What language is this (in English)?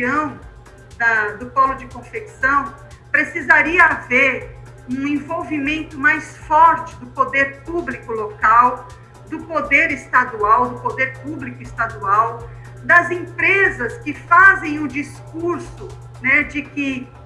Portuguese